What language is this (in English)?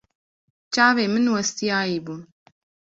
Kurdish